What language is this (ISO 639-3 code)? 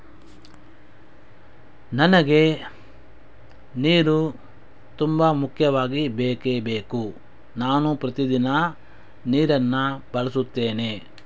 kan